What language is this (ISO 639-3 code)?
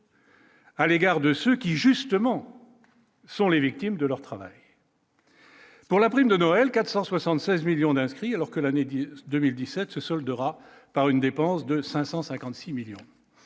fra